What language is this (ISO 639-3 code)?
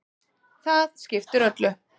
isl